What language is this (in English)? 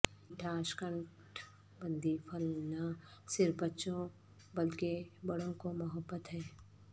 Urdu